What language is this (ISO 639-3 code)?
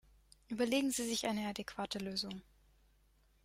deu